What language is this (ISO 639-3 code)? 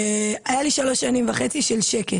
heb